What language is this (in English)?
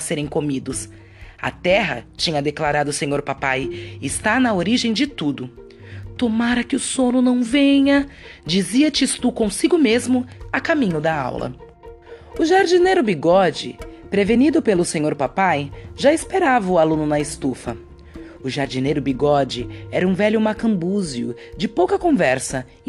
Portuguese